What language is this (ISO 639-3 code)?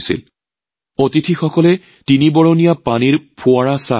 asm